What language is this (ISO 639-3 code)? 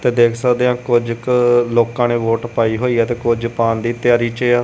pan